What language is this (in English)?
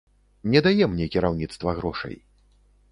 Belarusian